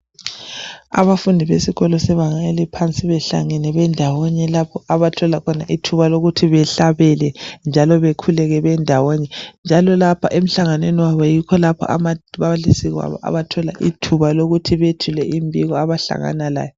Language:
North Ndebele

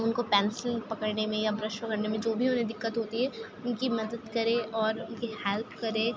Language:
Urdu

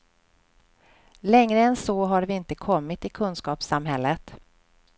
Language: Swedish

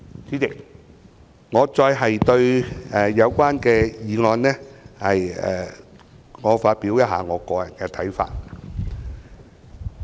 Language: Cantonese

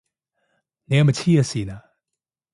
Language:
Cantonese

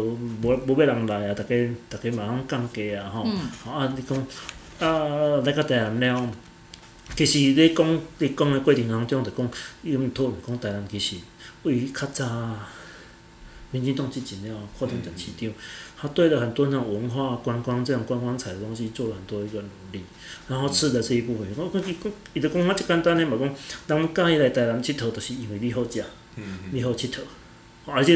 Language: Chinese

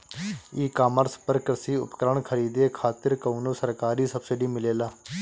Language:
Bhojpuri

